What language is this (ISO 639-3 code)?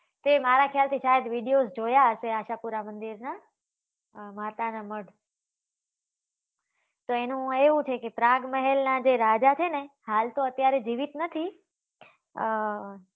guj